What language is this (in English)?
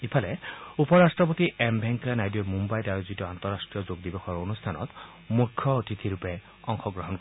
Assamese